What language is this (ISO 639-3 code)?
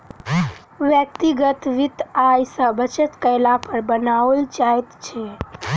mai